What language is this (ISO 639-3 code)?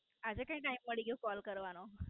guj